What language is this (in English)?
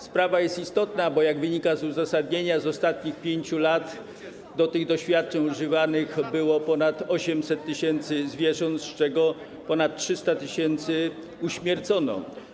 Polish